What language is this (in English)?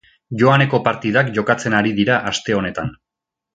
Basque